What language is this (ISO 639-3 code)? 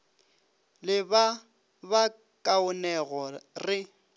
nso